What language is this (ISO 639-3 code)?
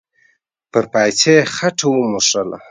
pus